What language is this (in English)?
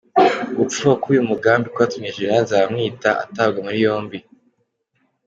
Kinyarwanda